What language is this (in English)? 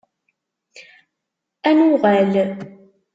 Kabyle